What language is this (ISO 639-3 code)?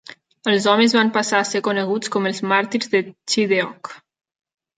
cat